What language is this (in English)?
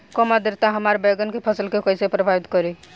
Bhojpuri